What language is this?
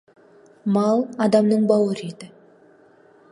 Kazakh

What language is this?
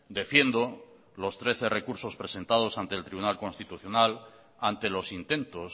Spanish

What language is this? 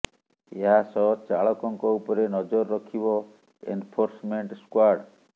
Odia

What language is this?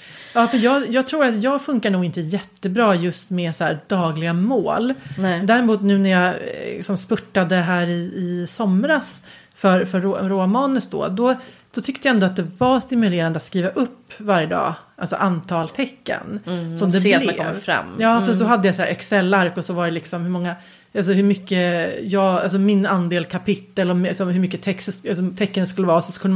Swedish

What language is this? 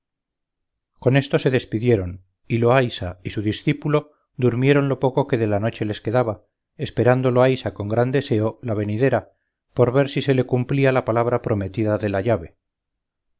Spanish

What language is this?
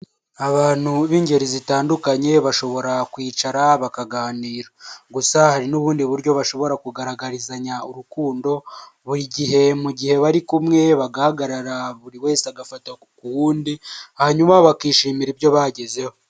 Kinyarwanda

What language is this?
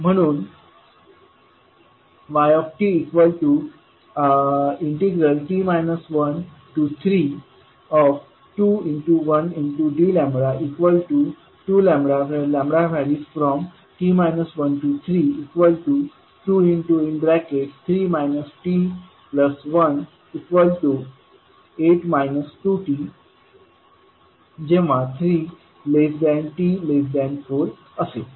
Marathi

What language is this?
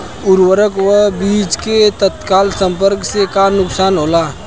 Bhojpuri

